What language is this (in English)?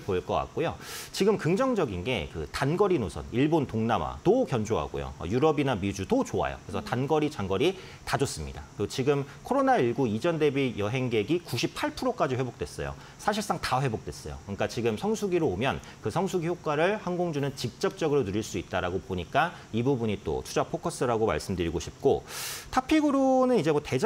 Korean